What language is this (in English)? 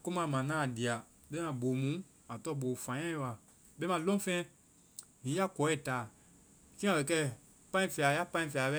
Vai